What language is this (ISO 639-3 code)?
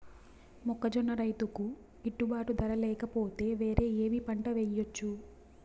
tel